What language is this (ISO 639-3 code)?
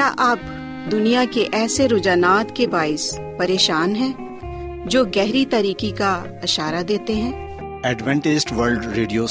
urd